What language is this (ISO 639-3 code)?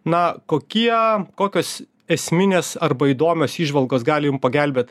lit